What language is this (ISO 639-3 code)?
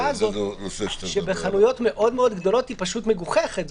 heb